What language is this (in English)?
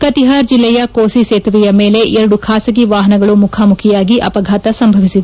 Kannada